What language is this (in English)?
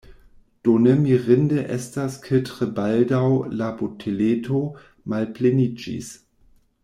Esperanto